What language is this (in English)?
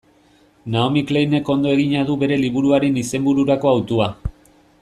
Basque